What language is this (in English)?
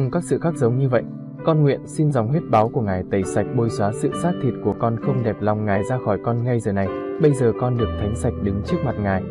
Vietnamese